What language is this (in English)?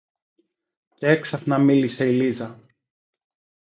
Greek